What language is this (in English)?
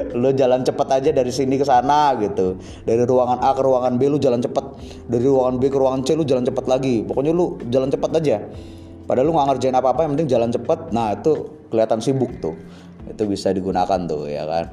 Indonesian